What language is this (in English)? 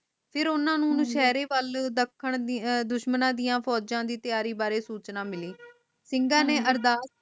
Punjabi